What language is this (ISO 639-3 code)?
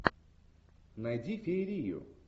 rus